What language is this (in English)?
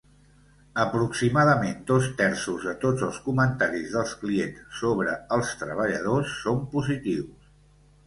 Catalan